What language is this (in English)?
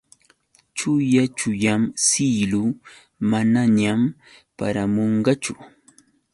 Yauyos Quechua